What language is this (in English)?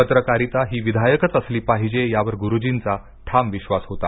Marathi